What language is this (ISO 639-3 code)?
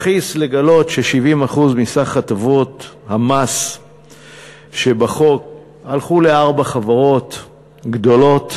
heb